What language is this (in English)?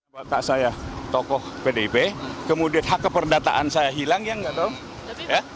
Indonesian